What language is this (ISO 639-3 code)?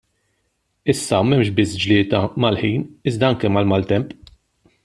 mlt